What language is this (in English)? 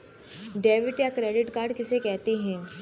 Hindi